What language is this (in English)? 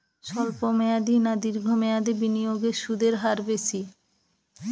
Bangla